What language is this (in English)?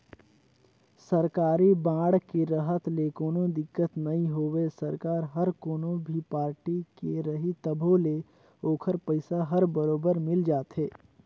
Chhattisgarhi